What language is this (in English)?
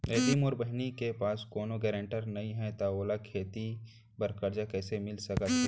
Chhattisgarhi